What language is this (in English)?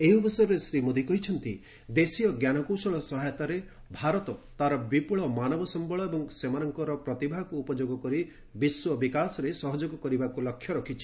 Odia